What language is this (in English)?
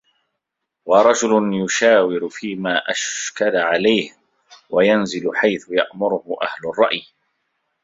Arabic